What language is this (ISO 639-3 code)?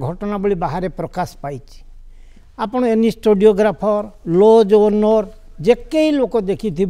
ben